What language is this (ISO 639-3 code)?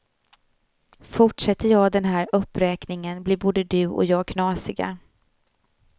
swe